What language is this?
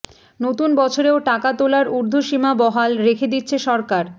Bangla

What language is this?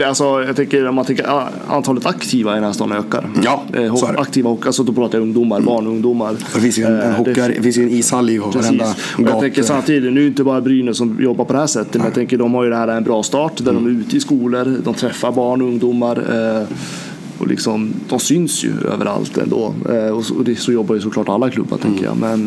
Swedish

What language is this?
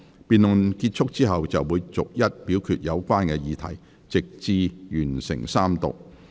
Cantonese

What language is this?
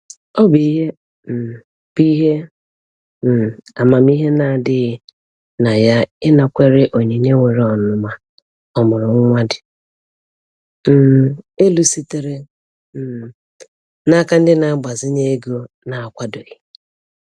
Igbo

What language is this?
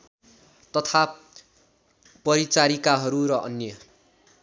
Nepali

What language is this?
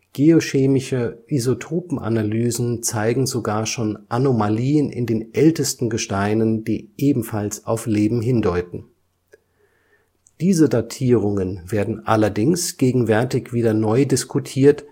German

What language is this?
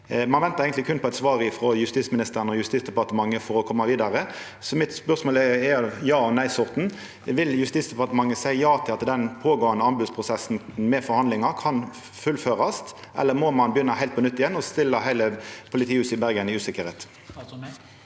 Norwegian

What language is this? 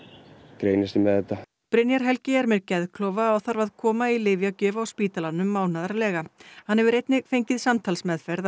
Icelandic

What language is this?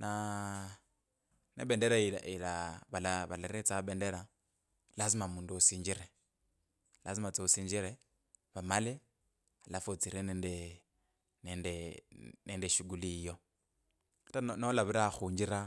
Kabras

